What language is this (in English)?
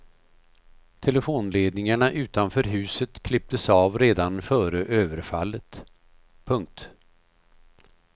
Swedish